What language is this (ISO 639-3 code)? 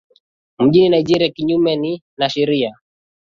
swa